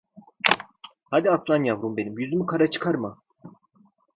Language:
Turkish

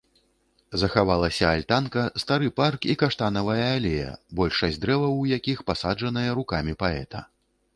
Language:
Belarusian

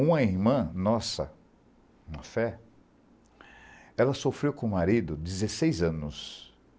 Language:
Portuguese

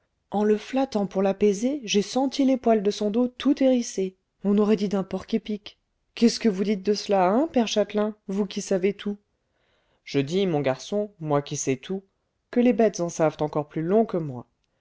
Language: French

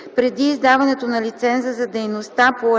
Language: Bulgarian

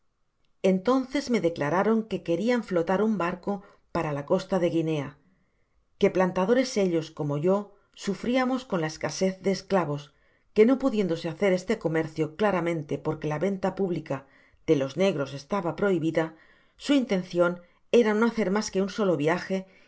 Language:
Spanish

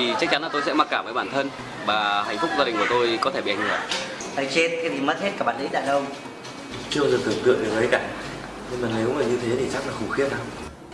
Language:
Vietnamese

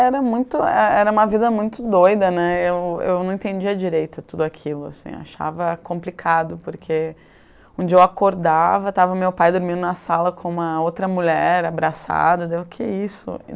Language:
Portuguese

